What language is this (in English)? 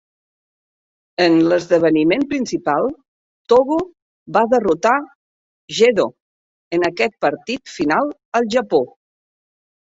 Catalan